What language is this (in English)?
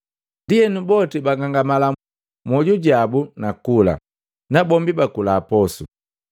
Matengo